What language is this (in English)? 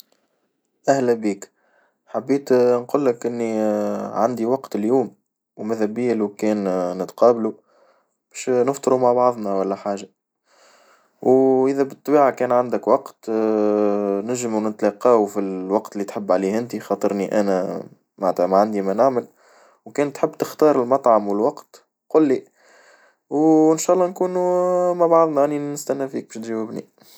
Tunisian Arabic